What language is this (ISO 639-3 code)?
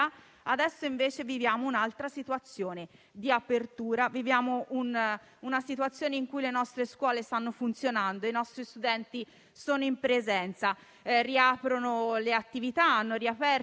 ita